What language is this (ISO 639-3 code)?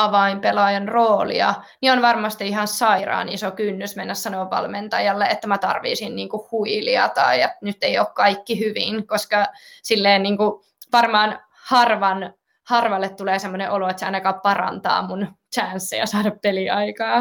fin